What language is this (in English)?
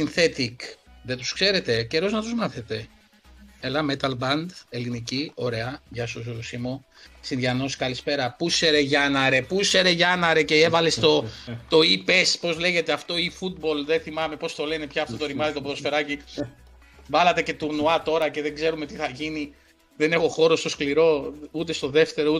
Greek